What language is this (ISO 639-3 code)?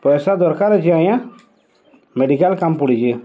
ori